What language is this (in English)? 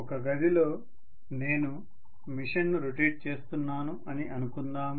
Telugu